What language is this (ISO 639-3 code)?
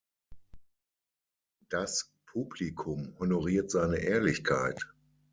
deu